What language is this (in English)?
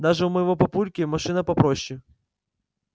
Russian